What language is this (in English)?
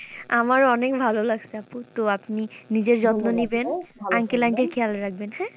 Bangla